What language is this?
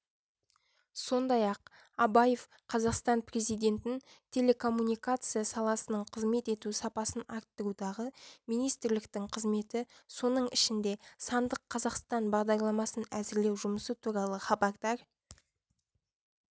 Kazakh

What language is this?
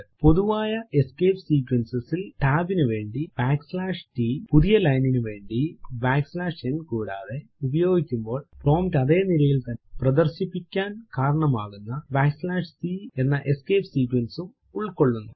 Malayalam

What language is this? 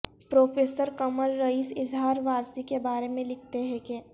Urdu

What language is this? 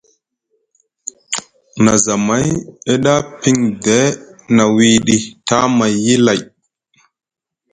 Musgu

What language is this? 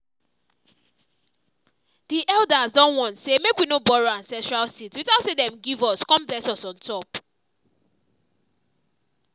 Nigerian Pidgin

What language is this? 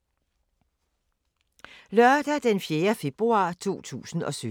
Danish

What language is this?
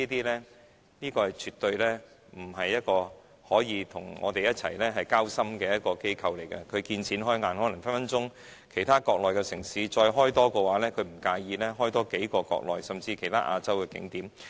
Cantonese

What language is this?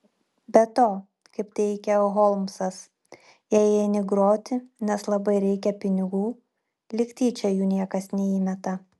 Lithuanian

